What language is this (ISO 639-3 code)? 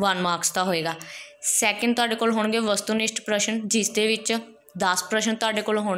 hin